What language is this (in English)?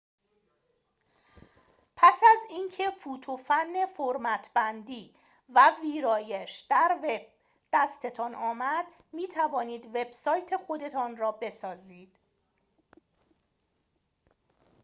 Persian